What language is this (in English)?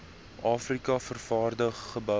Afrikaans